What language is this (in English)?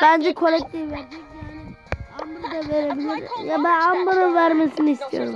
Turkish